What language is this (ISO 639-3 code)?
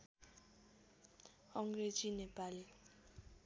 nep